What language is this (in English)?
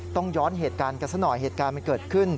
Thai